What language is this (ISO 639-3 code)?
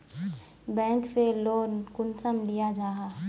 mag